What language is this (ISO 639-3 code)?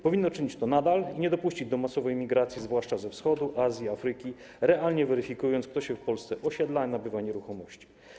pol